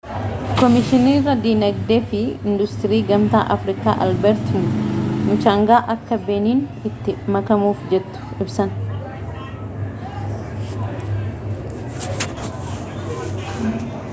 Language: Oromo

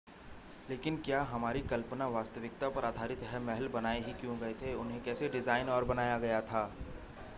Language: Hindi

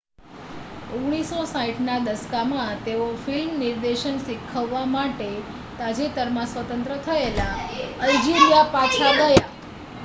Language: Gujarati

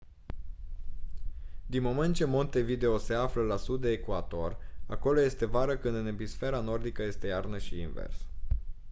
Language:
Romanian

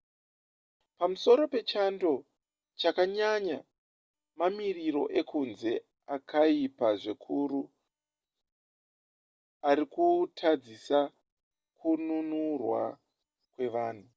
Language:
Shona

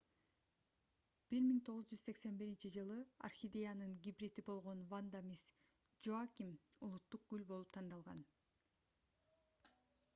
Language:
Kyrgyz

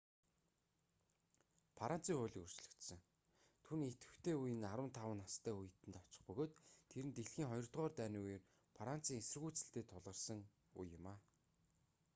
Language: Mongolian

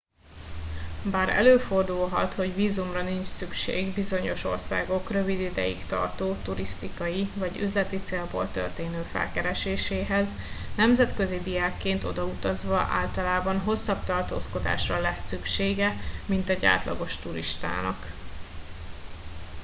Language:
Hungarian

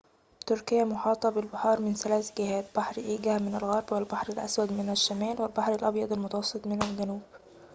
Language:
Arabic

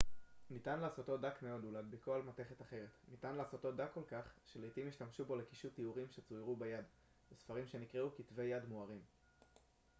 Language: Hebrew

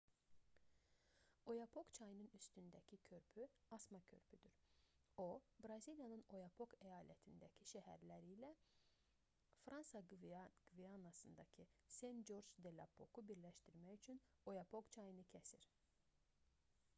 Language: Azerbaijani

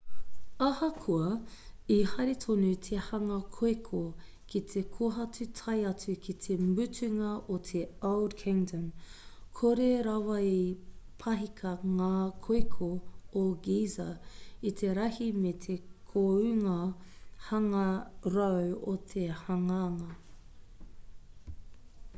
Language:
Māori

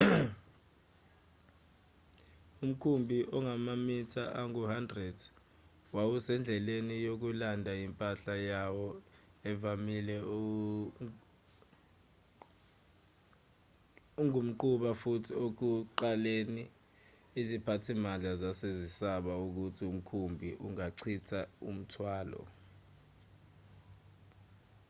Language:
Zulu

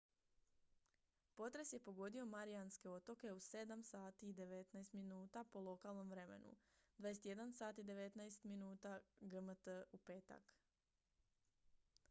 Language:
Croatian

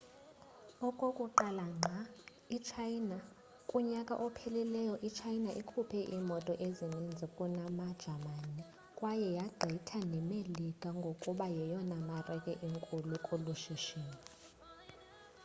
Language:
Xhosa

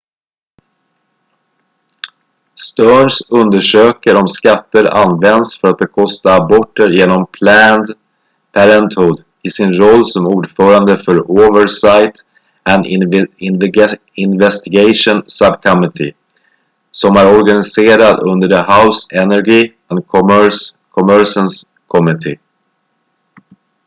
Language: Swedish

